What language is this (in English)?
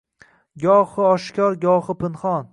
Uzbek